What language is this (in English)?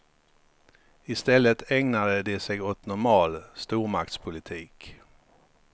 Swedish